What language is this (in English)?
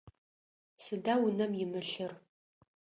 Adyghe